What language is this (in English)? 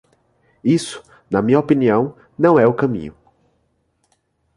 Portuguese